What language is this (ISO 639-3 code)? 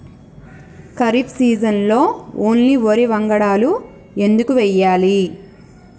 tel